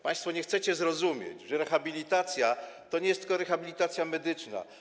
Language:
Polish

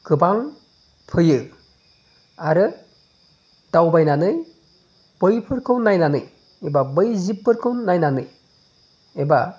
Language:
Bodo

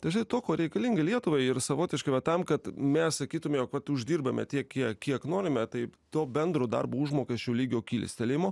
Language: Lithuanian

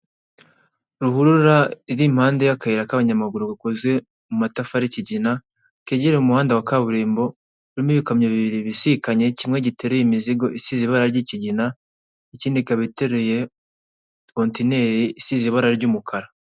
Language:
Kinyarwanda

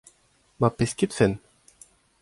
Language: Breton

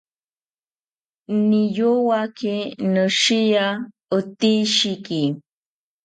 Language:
South Ucayali Ashéninka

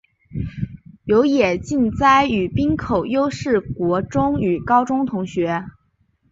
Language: Chinese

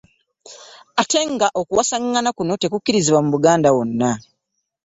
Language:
Ganda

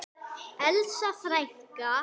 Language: Icelandic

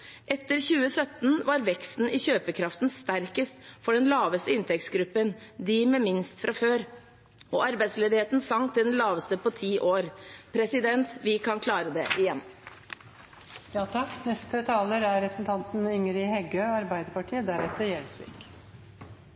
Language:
Norwegian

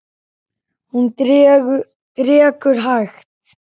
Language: Icelandic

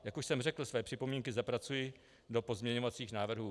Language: Czech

